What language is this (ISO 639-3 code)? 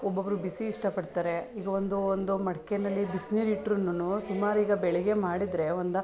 kan